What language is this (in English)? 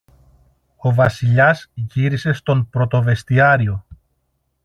Greek